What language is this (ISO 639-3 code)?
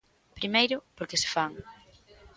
glg